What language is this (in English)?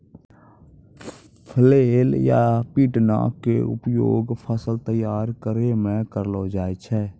Maithili